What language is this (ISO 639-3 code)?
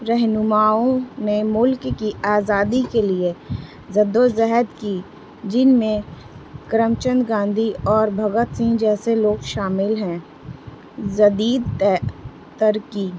urd